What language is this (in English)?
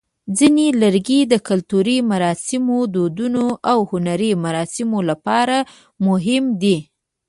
Pashto